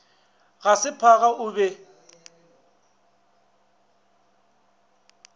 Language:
Northern Sotho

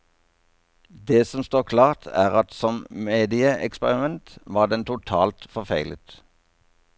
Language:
Norwegian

